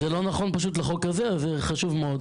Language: Hebrew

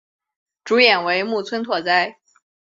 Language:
Chinese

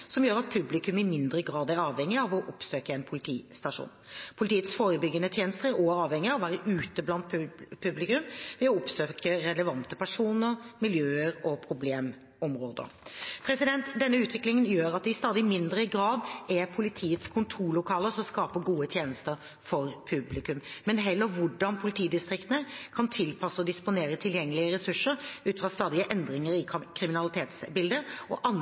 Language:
Norwegian Bokmål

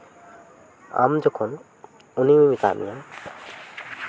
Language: Santali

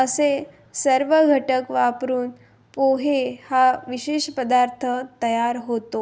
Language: Marathi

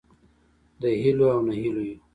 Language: Pashto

